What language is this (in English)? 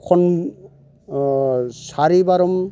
Bodo